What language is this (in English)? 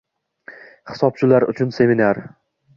Uzbek